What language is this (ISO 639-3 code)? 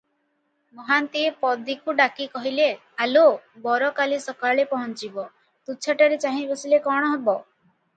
ori